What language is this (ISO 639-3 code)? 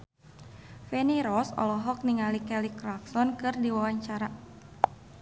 sun